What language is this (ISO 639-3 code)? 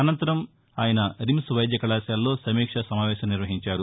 tel